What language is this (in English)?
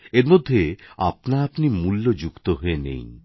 Bangla